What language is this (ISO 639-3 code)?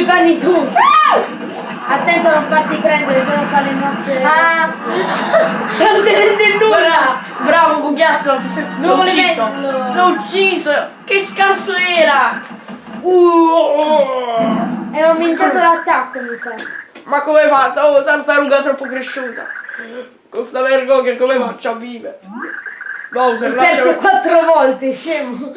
ita